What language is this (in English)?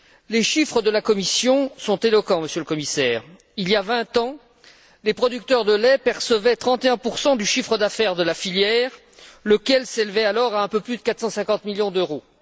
French